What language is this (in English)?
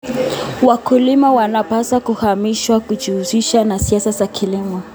Kalenjin